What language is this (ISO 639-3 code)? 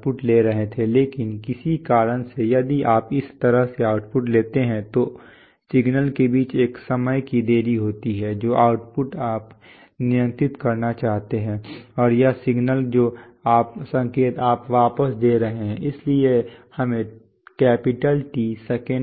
hin